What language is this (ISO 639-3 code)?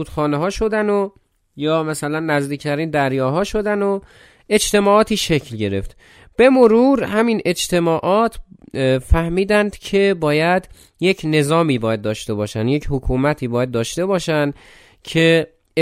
fas